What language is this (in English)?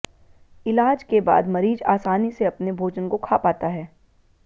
Hindi